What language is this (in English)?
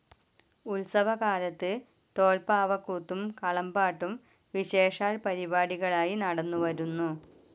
Malayalam